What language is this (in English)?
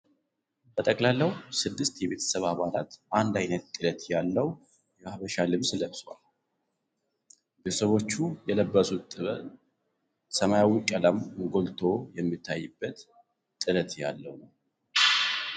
Amharic